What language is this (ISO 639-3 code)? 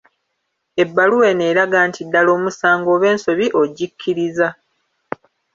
lug